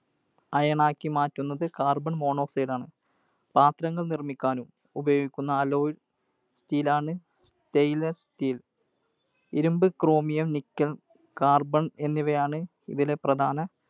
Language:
Malayalam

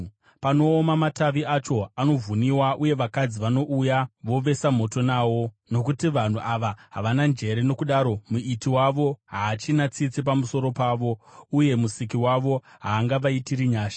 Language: Shona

